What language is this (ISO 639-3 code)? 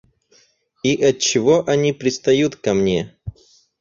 rus